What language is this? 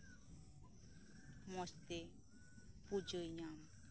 Santali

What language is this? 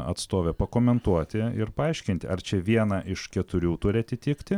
Lithuanian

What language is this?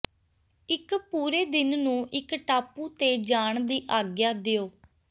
Punjabi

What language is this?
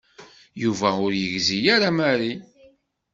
Kabyle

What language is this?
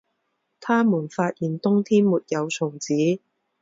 Chinese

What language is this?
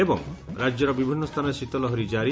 Odia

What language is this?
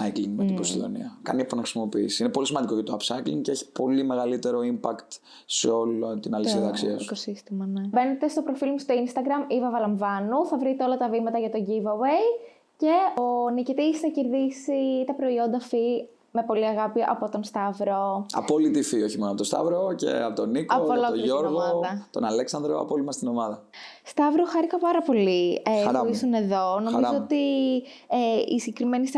Greek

